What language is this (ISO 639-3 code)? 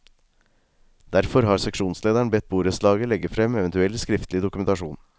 nor